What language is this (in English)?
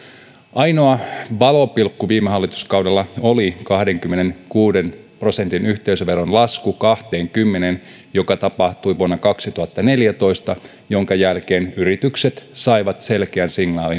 Finnish